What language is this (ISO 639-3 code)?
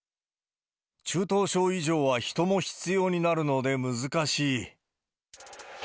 jpn